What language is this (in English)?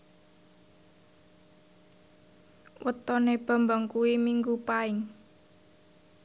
Javanese